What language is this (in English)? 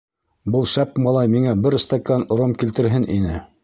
Bashkir